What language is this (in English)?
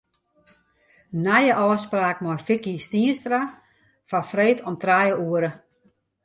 Western Frisian